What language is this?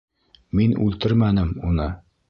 Bashkir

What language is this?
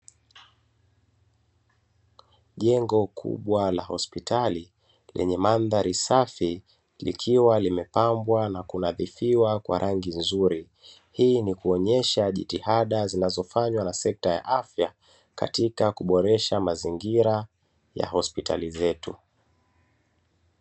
Swahili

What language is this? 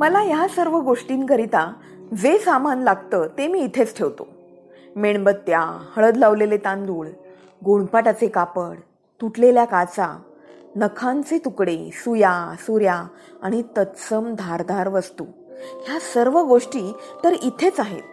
Marathi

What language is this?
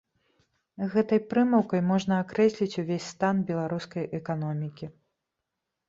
Belarusian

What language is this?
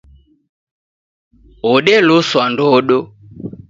Taita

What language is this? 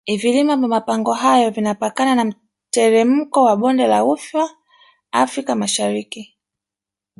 Swahili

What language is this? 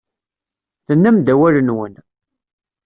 Kabyle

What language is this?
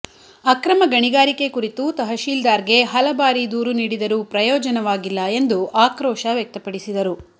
Kannada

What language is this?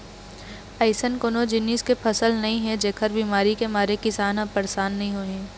Chhattisgarhi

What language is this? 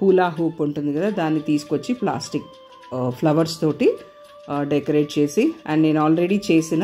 Telugu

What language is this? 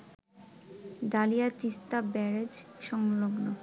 Bangla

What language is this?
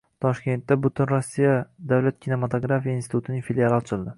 Uzbek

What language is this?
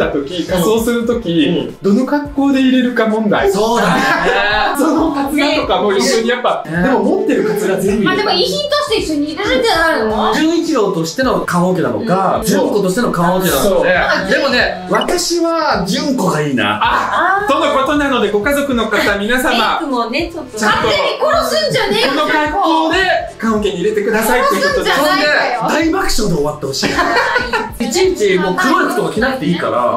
Japanese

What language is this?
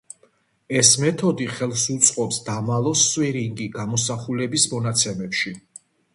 Georgian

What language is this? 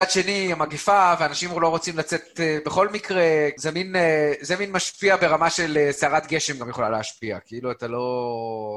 Hebrew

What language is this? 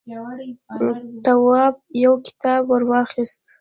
Pashto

